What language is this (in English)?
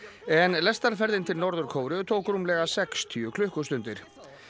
Icelandic